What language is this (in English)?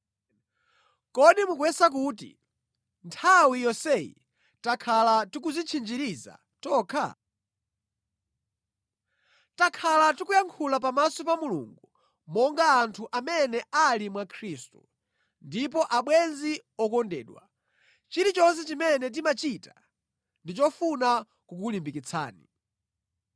Nyanja